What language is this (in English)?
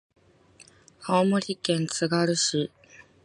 Japanese